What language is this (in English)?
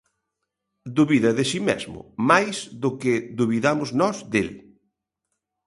Galician